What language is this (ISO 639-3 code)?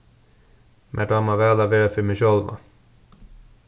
fao